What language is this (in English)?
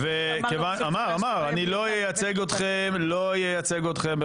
Hebrew